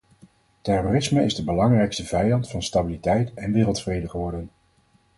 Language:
Dutch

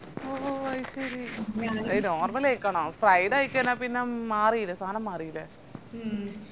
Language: Malayalam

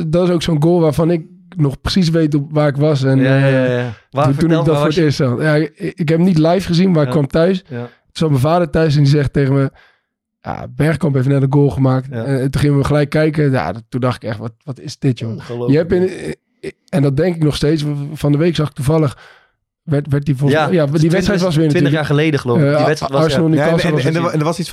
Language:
Dutch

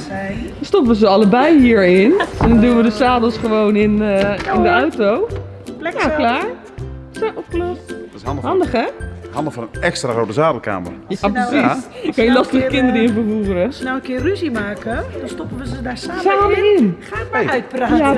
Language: Dutch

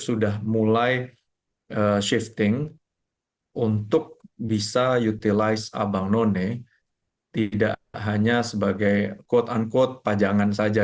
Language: Indonesian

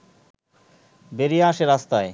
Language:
Bangla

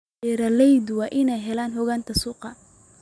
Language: Somali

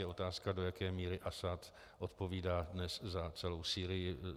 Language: Czech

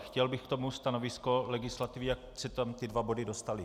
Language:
Czech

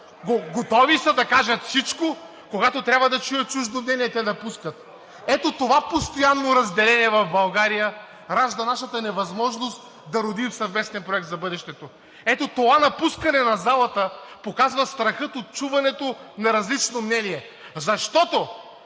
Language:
Bulgarian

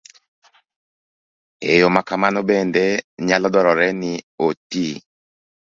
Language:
Luo (Kenya and Tanzania)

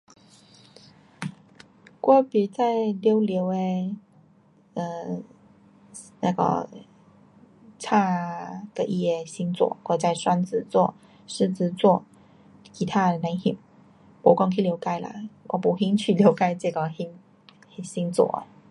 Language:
Pu-Xian Chinese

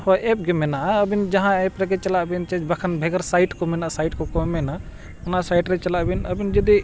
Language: Santali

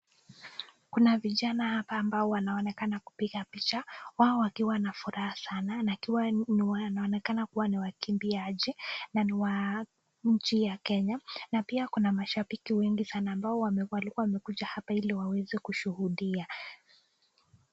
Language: Swahili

